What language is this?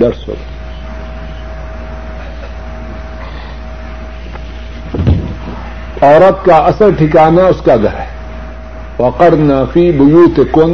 Urdu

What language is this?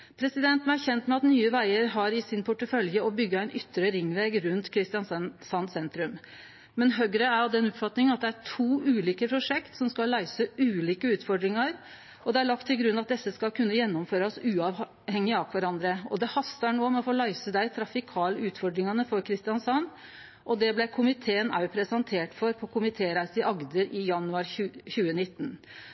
Norwegian Nynorsk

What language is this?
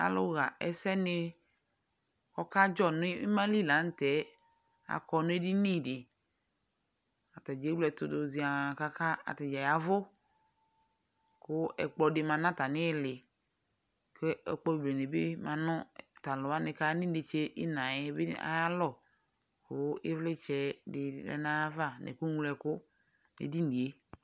Ikposo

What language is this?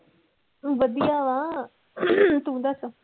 Punjabi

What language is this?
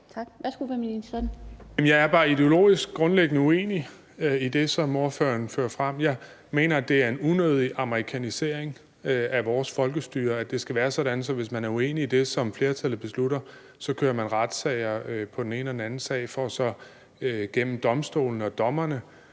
Danish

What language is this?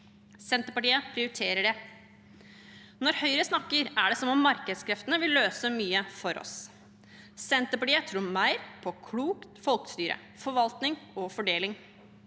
Norwegian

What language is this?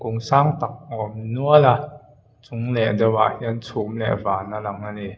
Mizo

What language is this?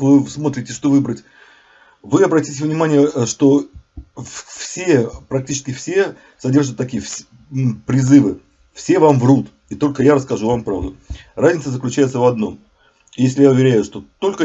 Russian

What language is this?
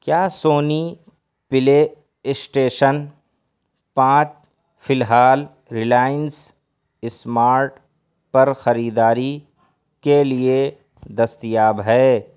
Urdu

